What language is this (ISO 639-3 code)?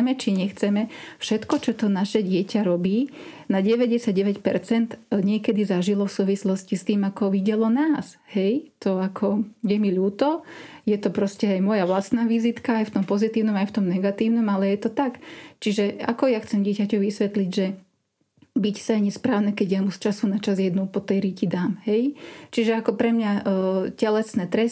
slk